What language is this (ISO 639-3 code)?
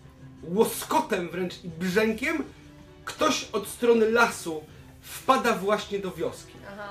pol